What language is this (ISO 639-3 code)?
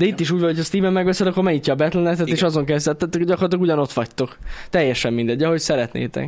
hun